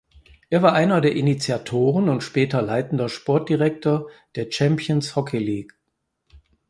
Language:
German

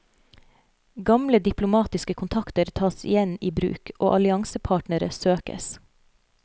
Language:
Norwegian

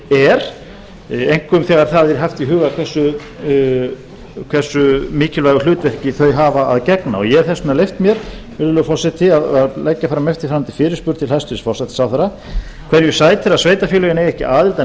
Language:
Icelandic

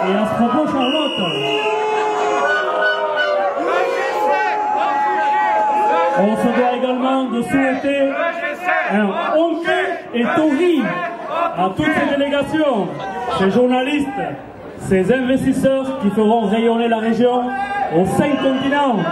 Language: French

